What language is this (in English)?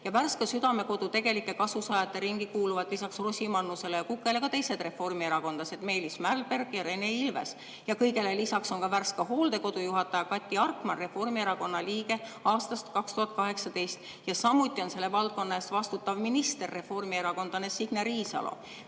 Estonian